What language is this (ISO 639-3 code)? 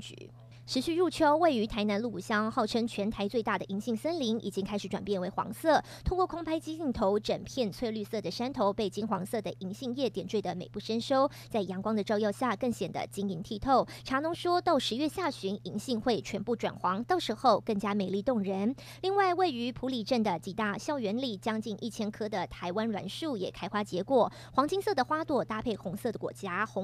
zho